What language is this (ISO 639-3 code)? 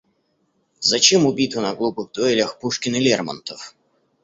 rus